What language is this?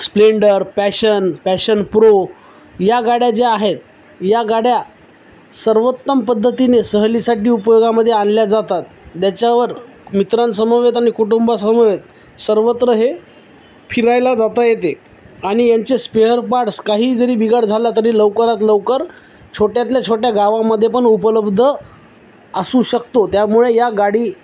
Marathi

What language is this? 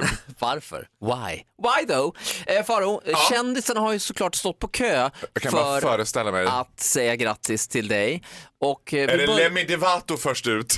Swedish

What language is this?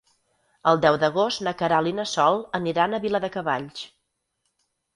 Catalan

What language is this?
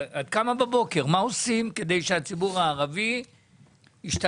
Hebrew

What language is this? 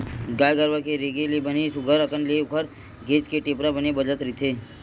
Chhattisgarhi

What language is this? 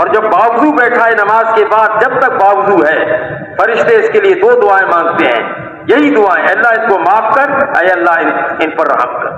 Hindi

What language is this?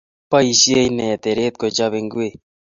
Kalenjin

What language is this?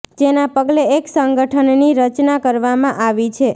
Gujarati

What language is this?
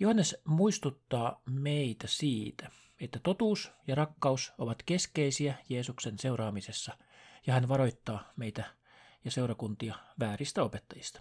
Finnish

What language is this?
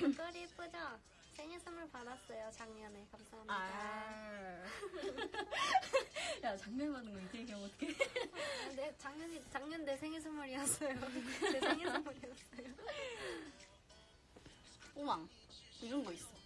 Korean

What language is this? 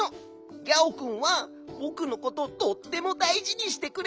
Japanese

